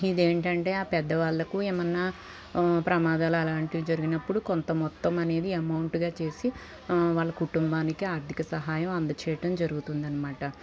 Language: Telugu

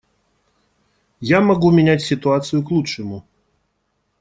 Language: Russian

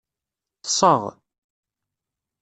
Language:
Kabyle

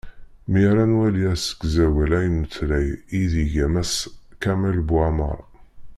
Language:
Kabyle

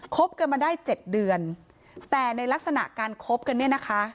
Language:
Thai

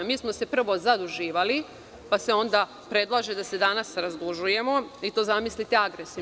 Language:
Serbian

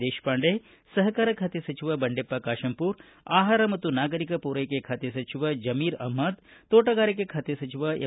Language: Kannada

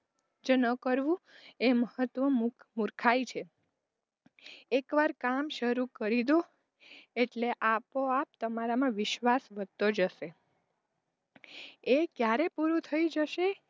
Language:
Gujarati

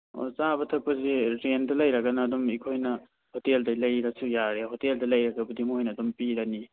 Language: Manipuri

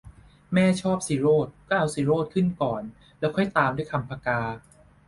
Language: Thai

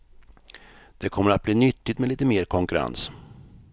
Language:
Swedish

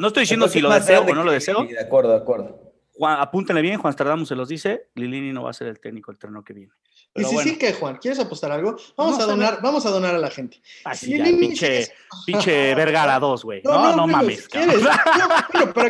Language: Spanish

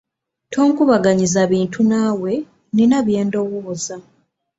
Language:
Ganda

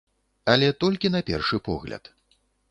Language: Belarusian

